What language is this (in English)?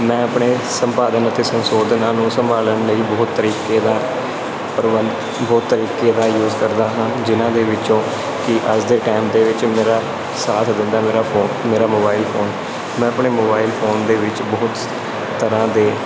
Punjabi